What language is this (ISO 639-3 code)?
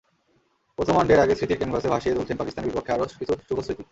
ben